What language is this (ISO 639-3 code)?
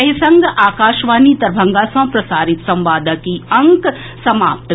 mai